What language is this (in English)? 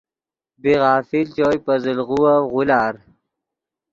Yidgha